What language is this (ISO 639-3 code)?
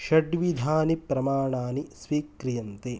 san